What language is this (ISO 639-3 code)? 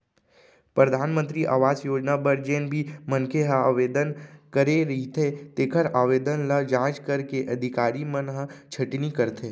hne